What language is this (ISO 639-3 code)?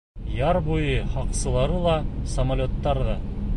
bak